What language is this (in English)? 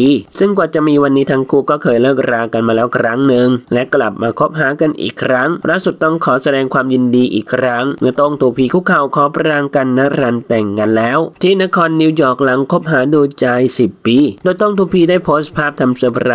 Thai